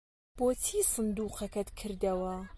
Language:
Central Kurdish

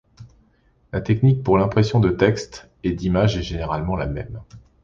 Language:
French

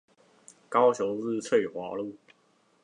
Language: Chinese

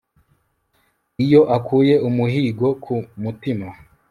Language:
Kinyarwanda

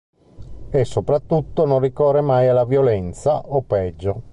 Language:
Italian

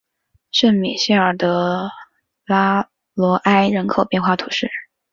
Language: Chinese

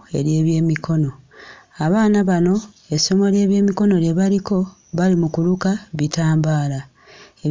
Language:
Ganda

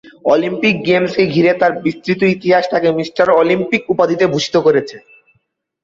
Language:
Bangla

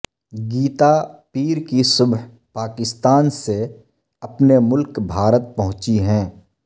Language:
Urdu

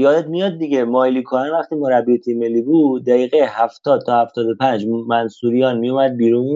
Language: Persian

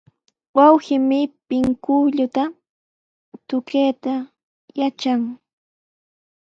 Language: Sihuas Ancash Quechua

